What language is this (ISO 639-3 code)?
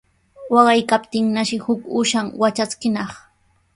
qws